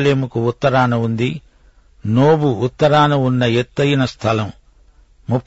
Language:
Telugu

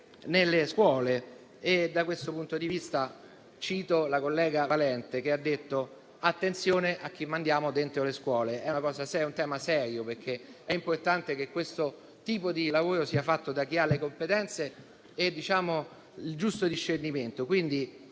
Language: Italian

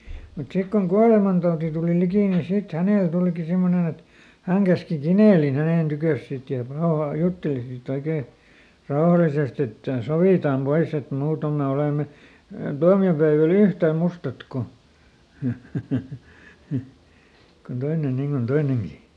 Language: Finnish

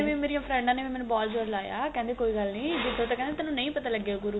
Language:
Punjabi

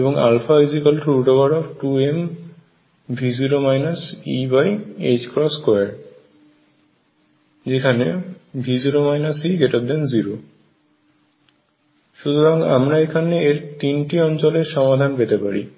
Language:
Bangla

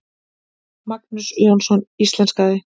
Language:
Icelandic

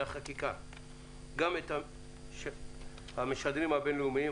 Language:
Hebrew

